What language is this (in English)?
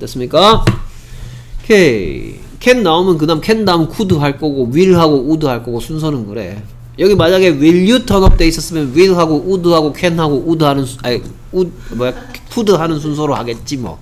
Korean